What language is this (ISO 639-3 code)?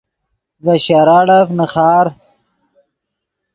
ydg